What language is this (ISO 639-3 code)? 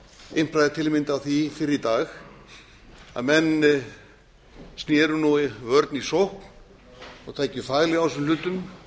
isl